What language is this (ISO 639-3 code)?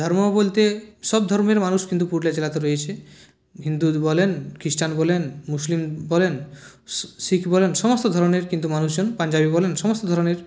ben